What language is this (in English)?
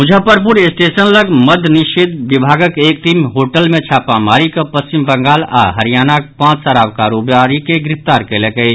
Maithili